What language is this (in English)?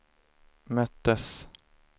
Swedish